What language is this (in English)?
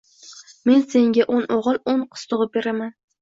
Uzbek